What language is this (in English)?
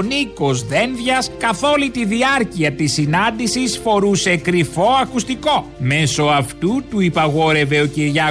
Greek